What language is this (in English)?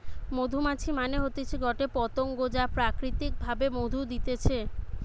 Bangla